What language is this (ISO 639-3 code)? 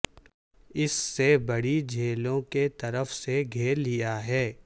urd